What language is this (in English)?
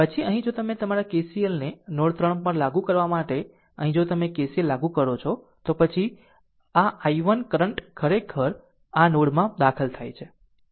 Gujarati